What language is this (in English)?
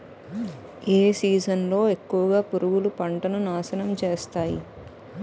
Telugu